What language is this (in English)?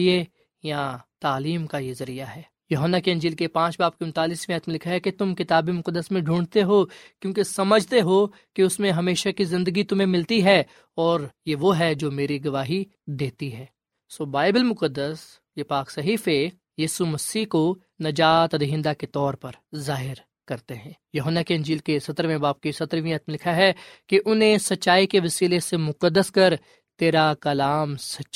Urdu